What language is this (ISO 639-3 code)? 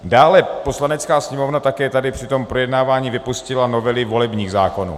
ces